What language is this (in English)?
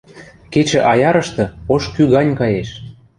Western Mari